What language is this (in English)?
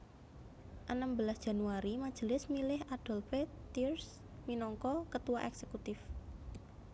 Javanese